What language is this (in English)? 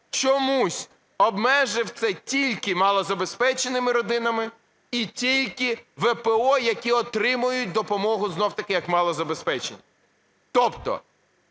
Ukrainian